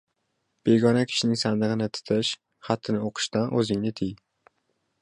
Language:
Uzbek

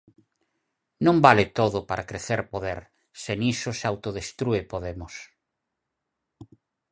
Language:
Galician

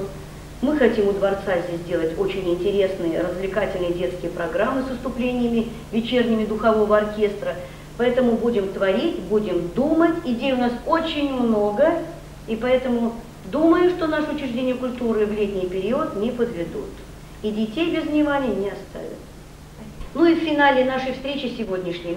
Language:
Russian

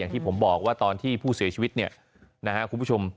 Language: Thai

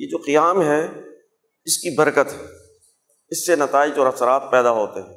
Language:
Urdu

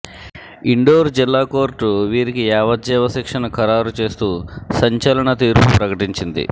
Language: Telugu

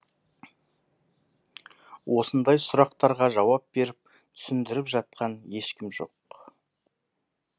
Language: Kazakh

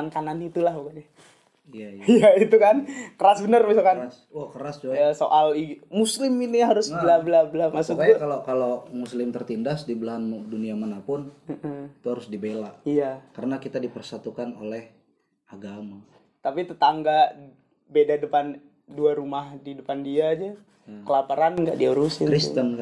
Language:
Indonesian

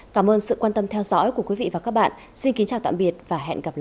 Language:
Vietnamese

